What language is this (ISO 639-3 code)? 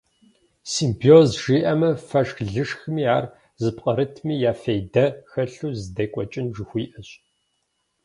kbd